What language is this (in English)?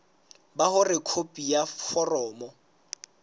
Southern Sotho